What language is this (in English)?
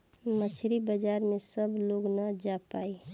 Bhojpuri